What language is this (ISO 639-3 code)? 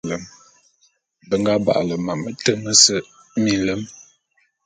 bum